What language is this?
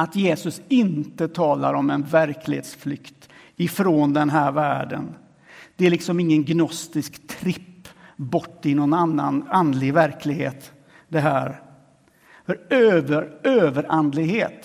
Swedish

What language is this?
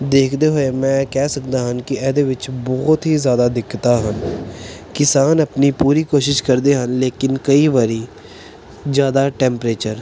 Punjabi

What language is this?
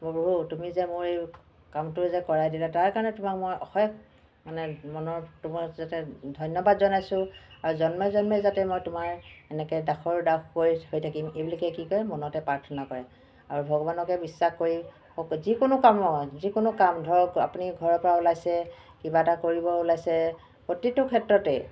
Assamese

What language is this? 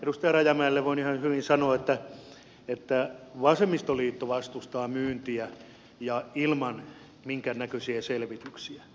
Finnish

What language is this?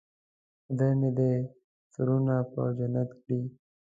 Pashto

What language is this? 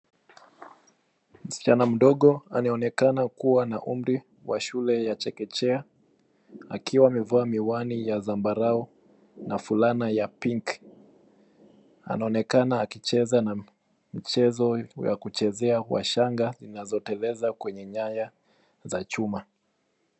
Swahili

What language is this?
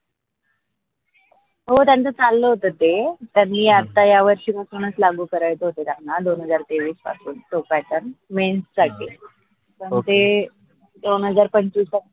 Marathi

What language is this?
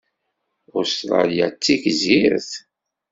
Kabyle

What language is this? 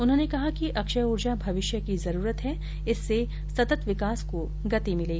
Hindi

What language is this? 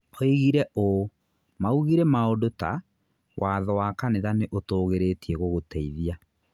Kikuyu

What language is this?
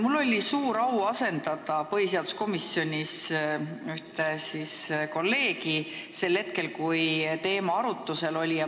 Estonian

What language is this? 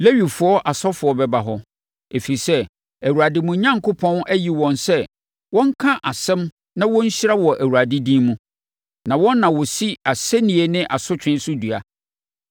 Akan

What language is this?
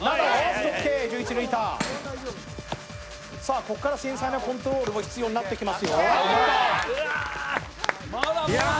Japanese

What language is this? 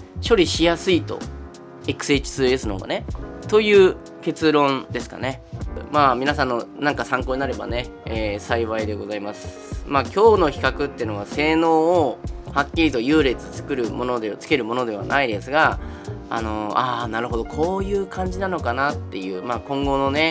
Japanese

